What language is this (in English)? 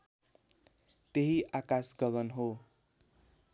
Nepali